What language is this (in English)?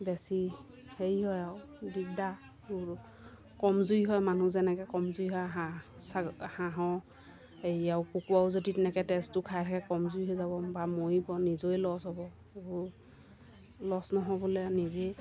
Assamese